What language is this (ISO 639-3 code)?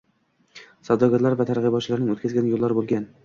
uzb